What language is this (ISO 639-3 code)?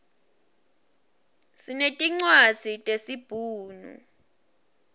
ssw